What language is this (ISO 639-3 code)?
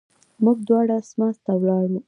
pus